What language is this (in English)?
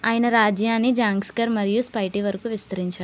Telugu